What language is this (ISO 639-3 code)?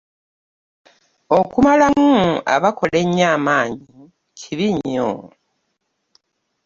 lug